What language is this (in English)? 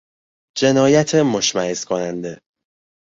Persian